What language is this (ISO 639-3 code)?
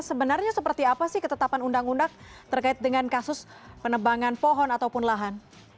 ind